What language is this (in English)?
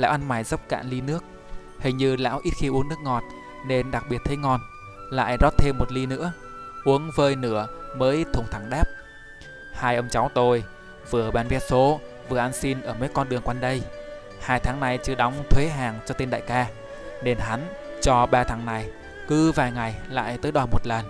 Vietnamese